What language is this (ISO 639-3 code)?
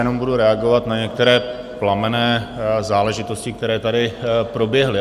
ces